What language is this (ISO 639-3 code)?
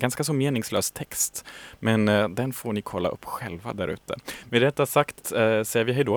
swe